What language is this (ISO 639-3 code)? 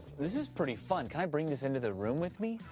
eng